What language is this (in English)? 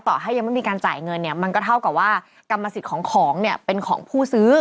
Thai